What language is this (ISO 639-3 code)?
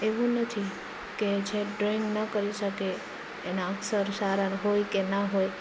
guj